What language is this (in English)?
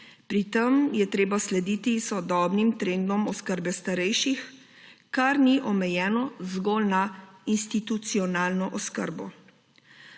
Slovenian